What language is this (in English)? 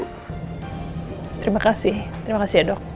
Indonesian